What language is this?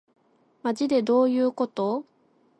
Japanese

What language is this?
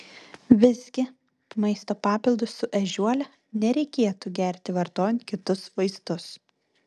Lithuanian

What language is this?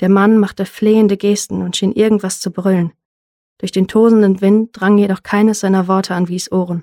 German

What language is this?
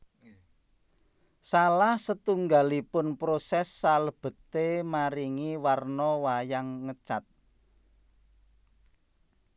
Javanese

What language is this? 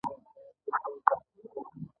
Pashto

